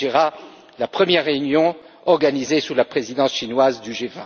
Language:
French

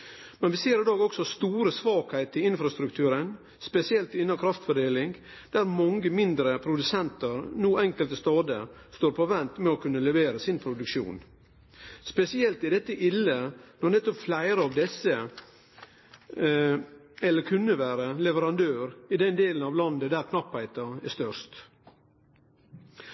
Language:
Norwegian Nynorsk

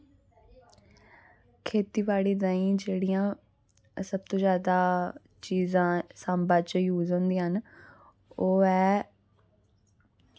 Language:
Dogri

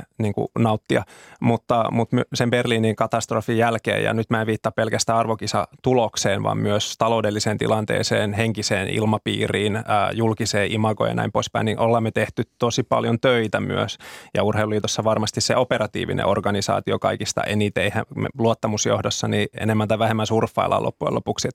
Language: Finnish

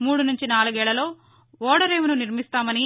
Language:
Telugu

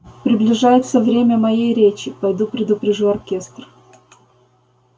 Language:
Russian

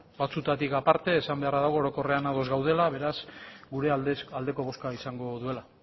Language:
Basque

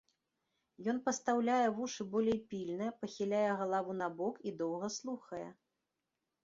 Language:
Belarusian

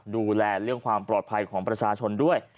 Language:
Thai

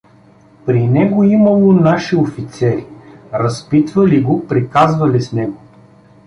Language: Bulgarian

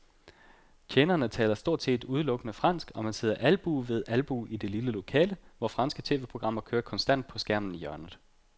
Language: Danish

